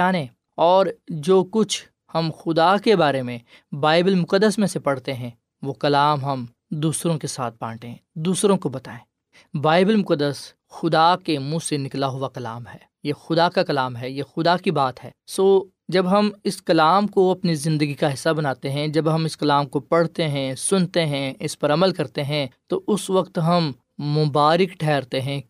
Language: Urdu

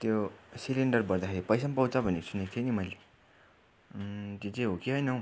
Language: Nepali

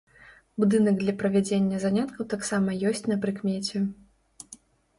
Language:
Belarusian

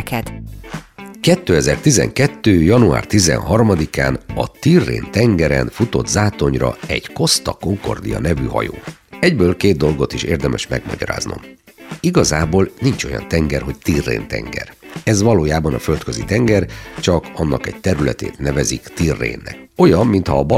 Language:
Hungarian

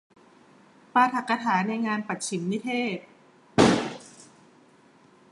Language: Thai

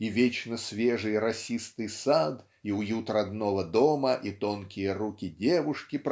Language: Russian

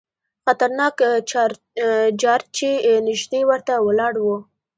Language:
Pashto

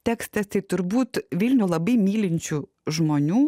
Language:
Lithuanian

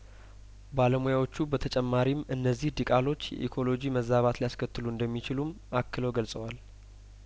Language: Amharic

